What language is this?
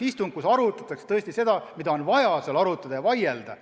Estonian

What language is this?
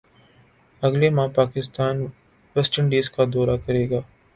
Urdu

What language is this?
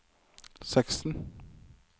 Norwegian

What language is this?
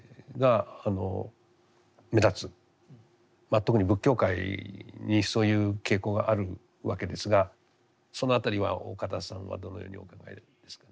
Japanese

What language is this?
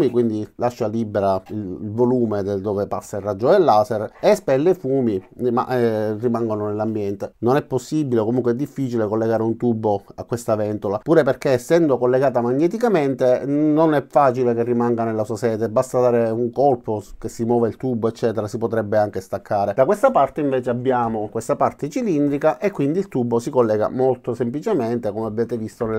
Italian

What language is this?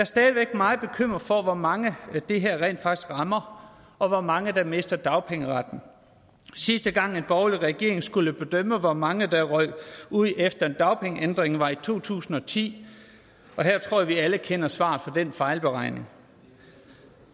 Danish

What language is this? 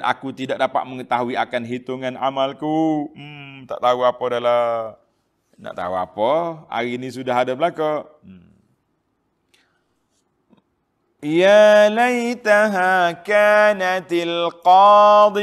Malay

